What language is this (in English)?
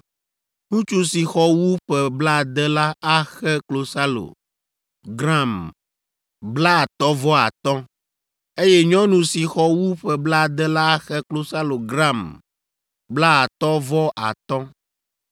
Ewe